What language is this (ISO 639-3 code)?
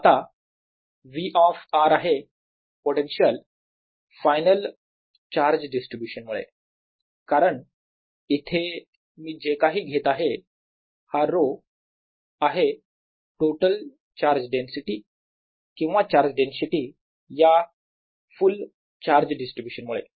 mar